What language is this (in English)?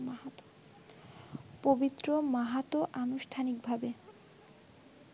Bangla